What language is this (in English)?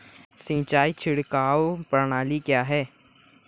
Hindi